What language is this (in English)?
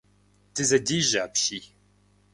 Kabardian